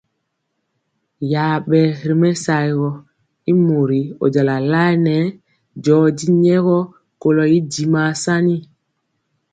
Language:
Mpiemo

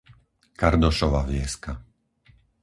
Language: Slovak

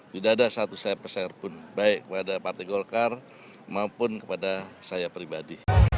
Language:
Indonesian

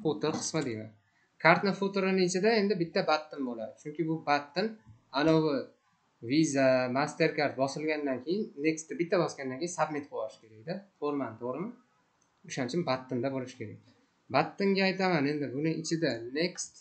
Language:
Turkish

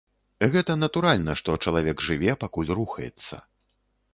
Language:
Belarusian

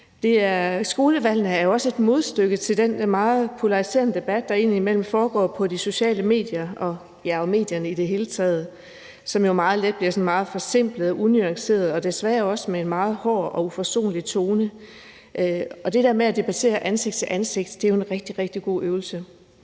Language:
Danish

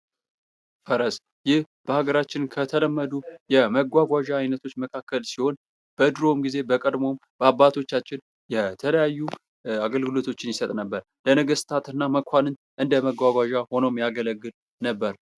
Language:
Amharic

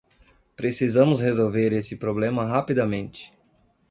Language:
Portuguese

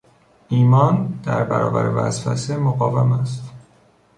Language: Persian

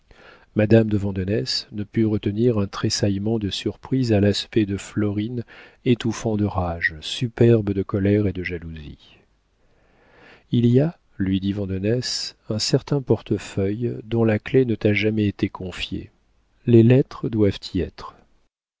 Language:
French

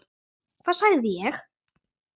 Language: Icelandic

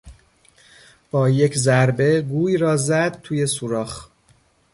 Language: Persian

